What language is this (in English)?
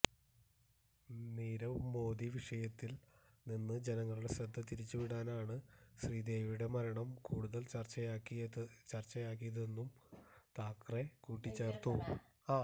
Malayalam